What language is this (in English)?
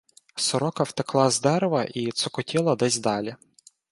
Ukrainian